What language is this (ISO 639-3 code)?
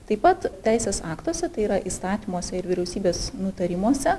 lit